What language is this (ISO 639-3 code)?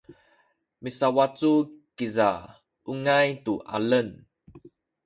szy